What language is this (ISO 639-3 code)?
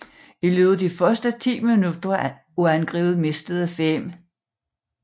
dan